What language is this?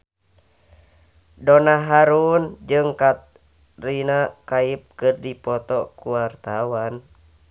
Sundanese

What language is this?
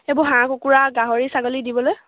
Assamese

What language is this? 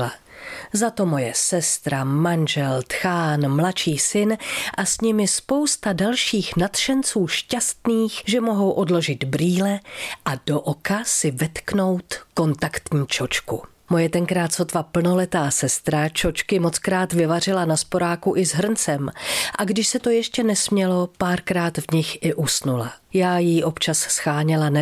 Czech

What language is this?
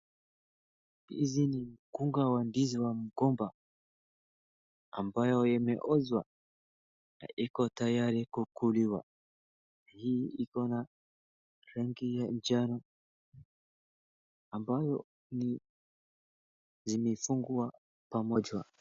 Swahili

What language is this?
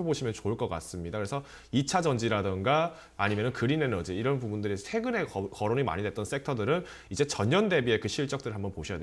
Korean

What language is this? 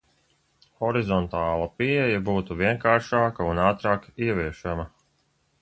Latvian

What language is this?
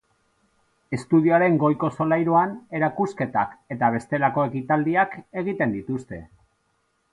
Basque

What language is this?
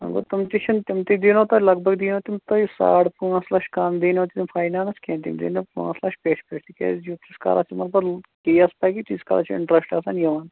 Kashmiri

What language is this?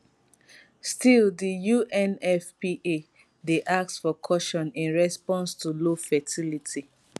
Nigerian Pidgin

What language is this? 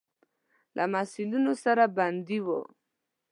Pashto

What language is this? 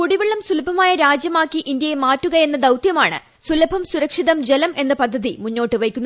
Malayalam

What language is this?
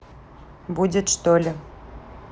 Russian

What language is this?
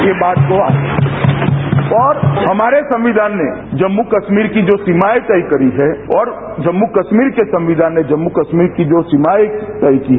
Hindi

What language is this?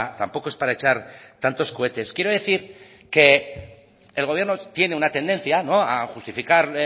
Spanish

